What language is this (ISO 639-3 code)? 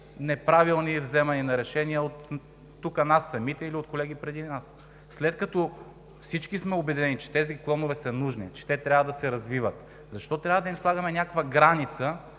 bul